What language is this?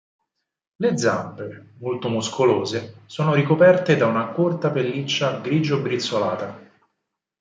Italian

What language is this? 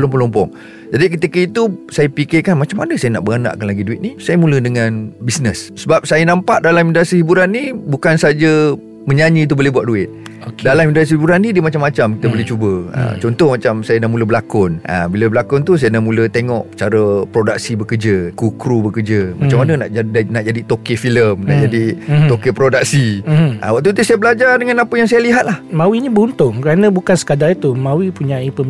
Malay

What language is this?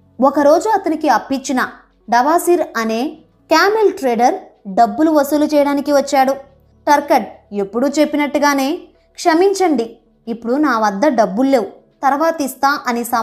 Telugu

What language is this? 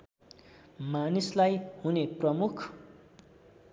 Nepali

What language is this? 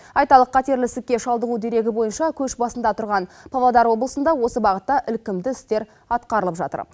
Kazakh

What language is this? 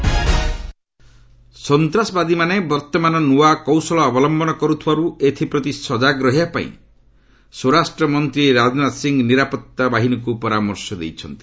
Odia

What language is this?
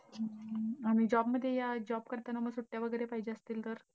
Marathi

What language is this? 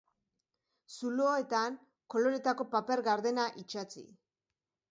Basque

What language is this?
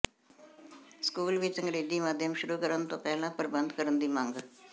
Punjabi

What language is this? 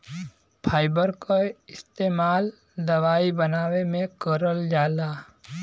Bhojpuri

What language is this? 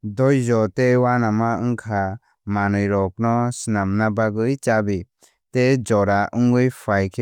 Kok Borok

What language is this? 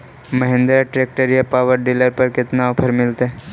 Magahi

